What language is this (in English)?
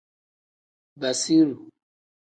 Tem